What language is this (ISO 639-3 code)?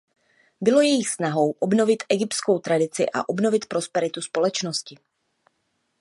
ces